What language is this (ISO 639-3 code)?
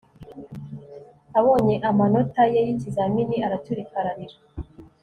kin